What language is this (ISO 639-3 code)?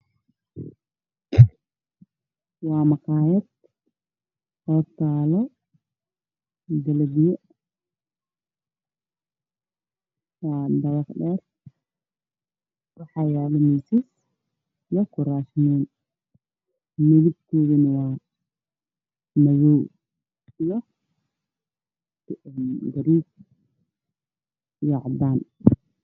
som